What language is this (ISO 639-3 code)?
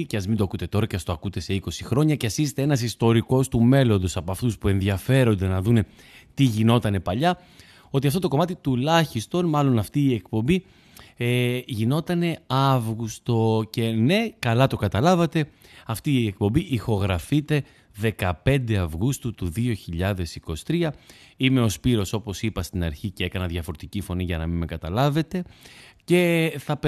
ell